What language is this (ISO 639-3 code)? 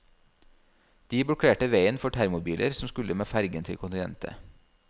nor